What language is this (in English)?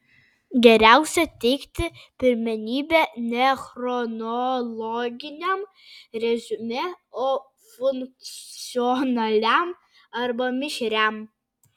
Lithuanian